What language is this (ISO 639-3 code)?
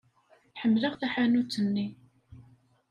kab